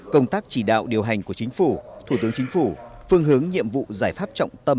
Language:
Vietnamese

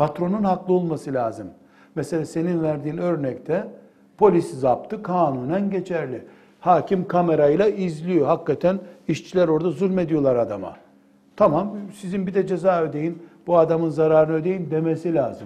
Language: Turkish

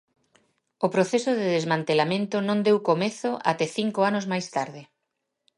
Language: Galician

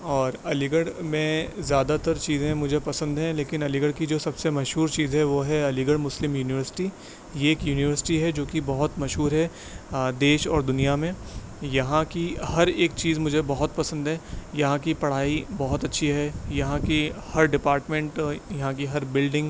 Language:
Urdu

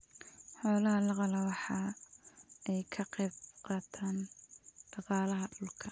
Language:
Somali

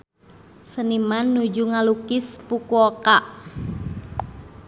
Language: Sundanese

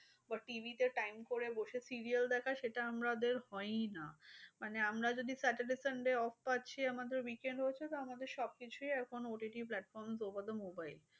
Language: Bangla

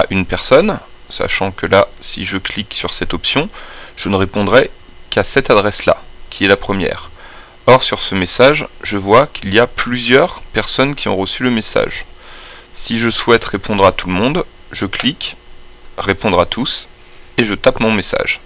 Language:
French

